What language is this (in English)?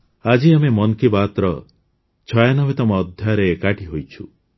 Odia